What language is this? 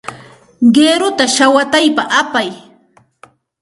Santa Ana de Tusi Pasco Quechua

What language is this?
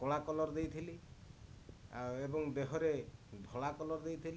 Odia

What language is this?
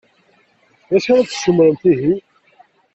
Kabyle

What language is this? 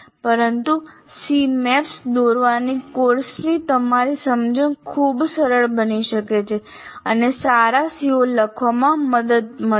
Gujarati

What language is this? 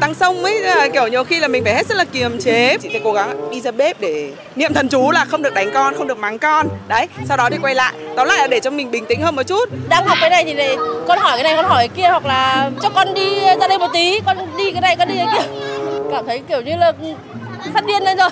Vietnamese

